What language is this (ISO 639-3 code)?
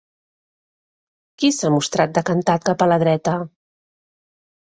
cat